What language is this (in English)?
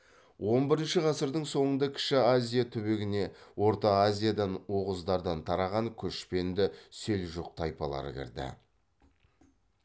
Kazakh